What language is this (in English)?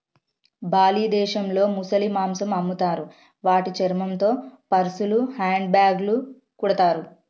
Telugu